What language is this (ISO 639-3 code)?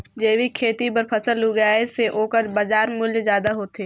hne